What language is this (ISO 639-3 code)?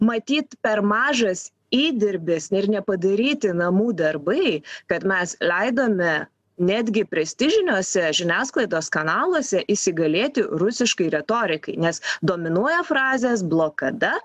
lit